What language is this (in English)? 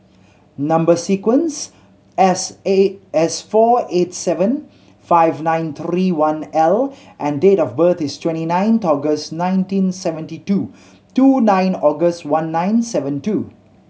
English